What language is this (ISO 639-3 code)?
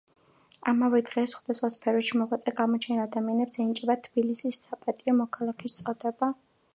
kat